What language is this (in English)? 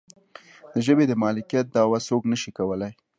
Pashto